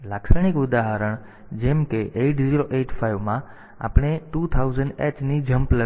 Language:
Gujarati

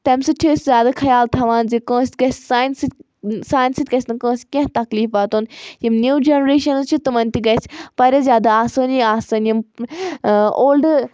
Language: Kashmiri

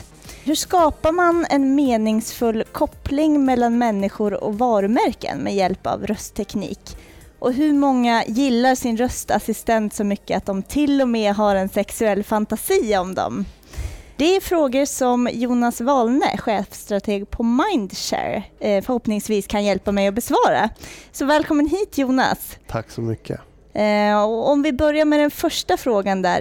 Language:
Swedish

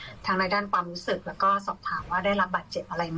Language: Thai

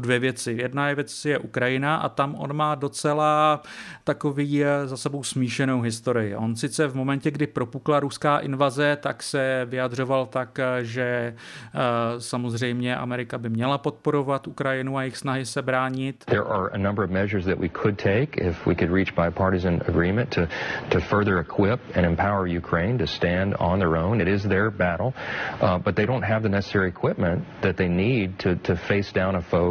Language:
Czech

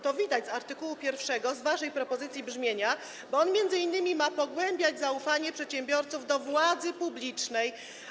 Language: Polish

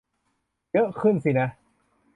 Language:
Thai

